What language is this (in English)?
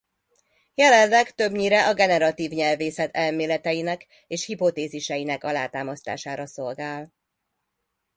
Hungarian